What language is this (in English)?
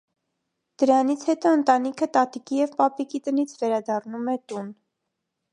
Armenian